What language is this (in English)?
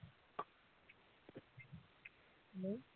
Assamese